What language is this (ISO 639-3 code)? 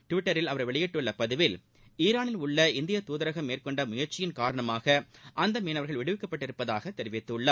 tam